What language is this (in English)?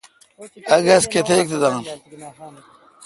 Kalkoti